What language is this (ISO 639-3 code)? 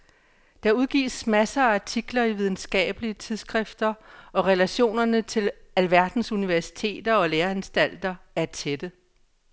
dan